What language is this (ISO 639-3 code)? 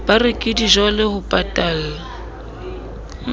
sot